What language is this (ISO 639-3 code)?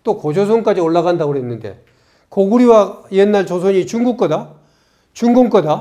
kor